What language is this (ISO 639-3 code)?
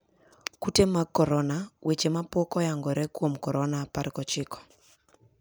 luo